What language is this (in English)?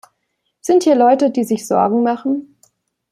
German